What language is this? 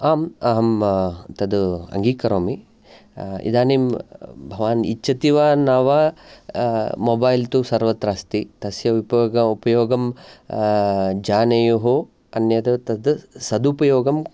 Sanskrit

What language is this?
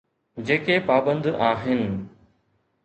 Sindhi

